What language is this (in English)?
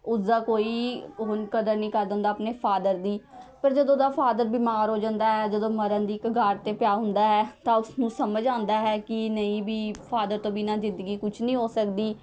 Punjabi